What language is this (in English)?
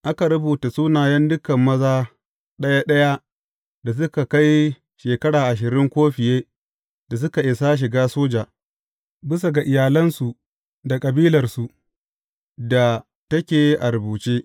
Hausa